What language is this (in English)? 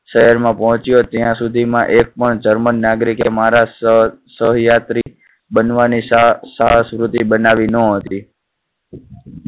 Gujarati